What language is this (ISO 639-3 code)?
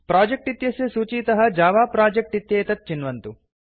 san